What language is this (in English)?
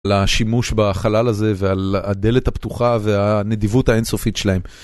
Hebrew